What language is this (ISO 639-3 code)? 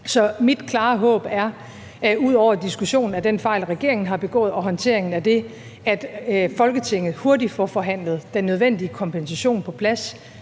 dan